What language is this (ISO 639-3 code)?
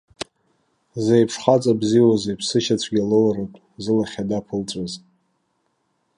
abk